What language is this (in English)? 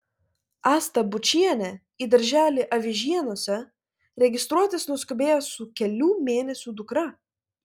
Lithuanian